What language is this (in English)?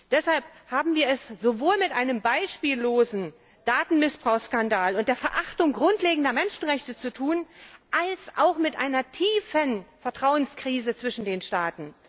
German